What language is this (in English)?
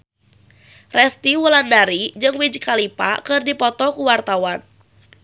Sundanese